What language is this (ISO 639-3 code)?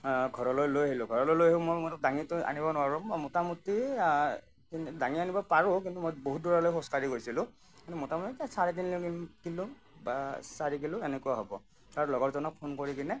asm